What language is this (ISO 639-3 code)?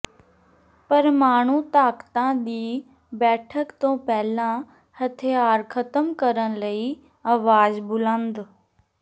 pan